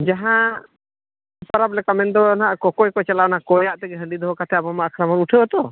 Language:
Santali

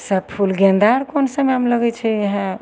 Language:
Maithili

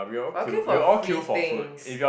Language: English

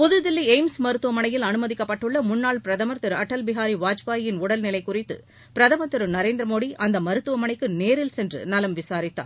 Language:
Tamil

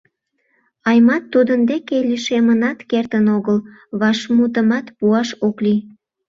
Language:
Mari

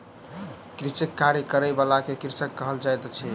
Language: Maithili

